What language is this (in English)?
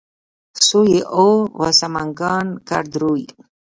Pashto